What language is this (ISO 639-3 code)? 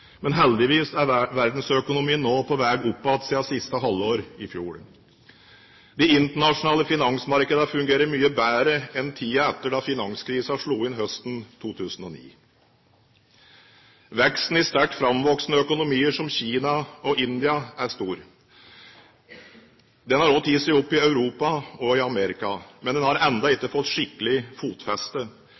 nob